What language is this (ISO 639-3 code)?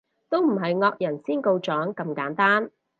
yue